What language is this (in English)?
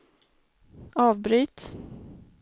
Swedish